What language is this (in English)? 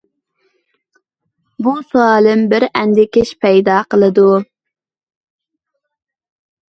Uyghur